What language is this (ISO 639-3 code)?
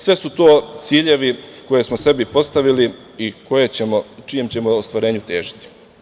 srp